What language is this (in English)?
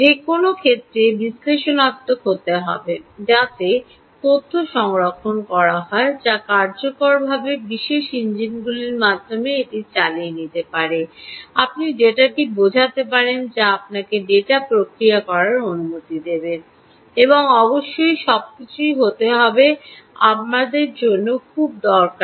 Bangla